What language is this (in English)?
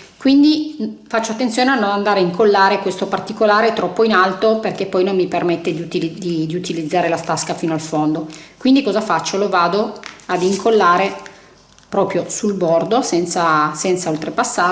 Italian